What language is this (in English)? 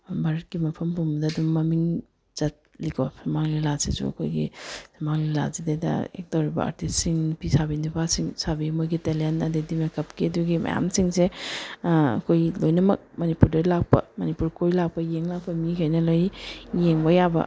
Manipuri